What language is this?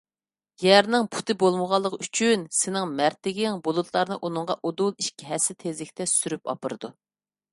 Uyghur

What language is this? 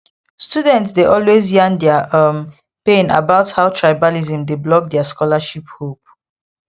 Nigerian Pidgin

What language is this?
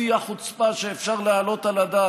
Hebrew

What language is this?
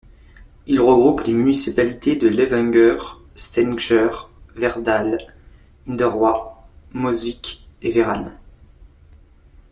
French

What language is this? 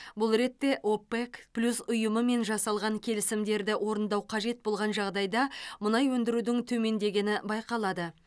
Kazakh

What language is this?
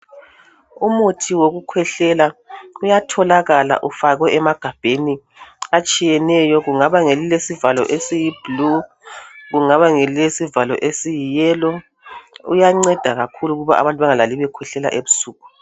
North Ndebele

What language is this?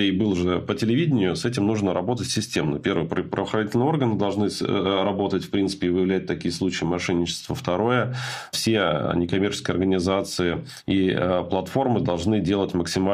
Russian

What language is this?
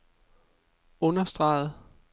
Danish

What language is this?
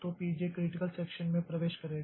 Hindi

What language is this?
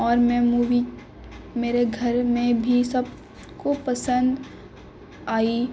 Urdu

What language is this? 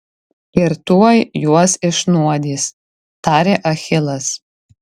Lithuanian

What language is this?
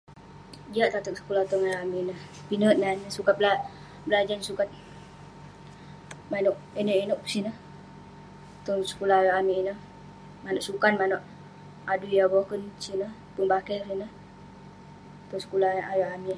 Western Penan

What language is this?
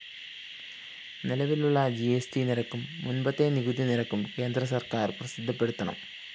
Malayalam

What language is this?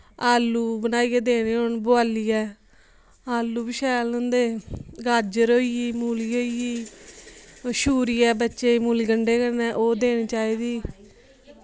Dogri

